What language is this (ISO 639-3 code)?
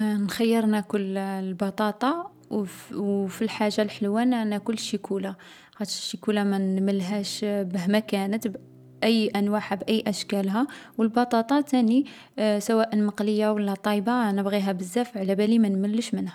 arq